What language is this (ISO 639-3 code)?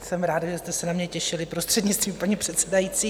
ces